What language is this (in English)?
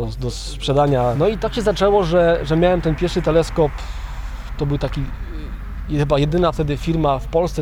Polish